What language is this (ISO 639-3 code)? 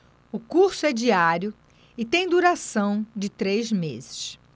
por